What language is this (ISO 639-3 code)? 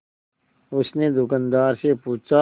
hin